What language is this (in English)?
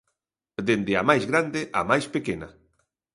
Galician